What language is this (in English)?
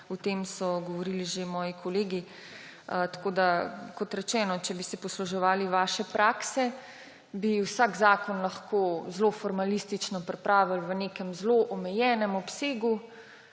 Slovenian